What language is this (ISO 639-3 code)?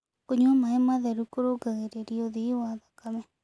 kik